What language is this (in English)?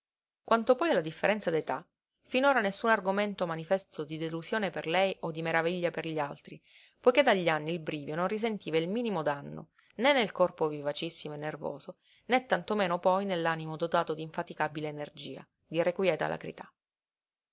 Italian